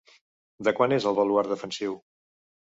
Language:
Catalan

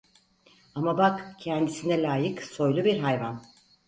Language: Turkish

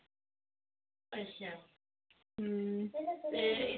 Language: Dogri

